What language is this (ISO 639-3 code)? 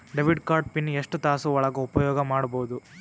kan